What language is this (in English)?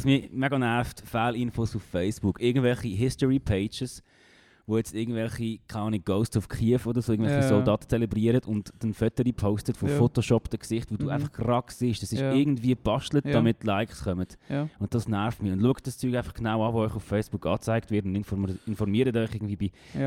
German